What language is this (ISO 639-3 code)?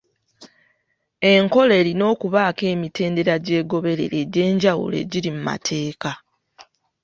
lug